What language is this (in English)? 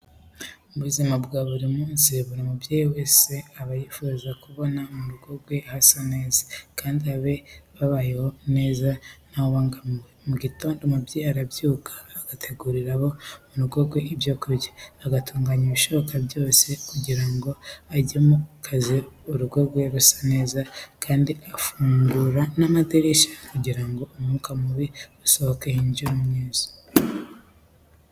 Kinyarwanda